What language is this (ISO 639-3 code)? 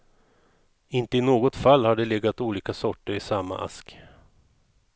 swe